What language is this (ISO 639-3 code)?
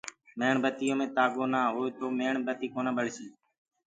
ggg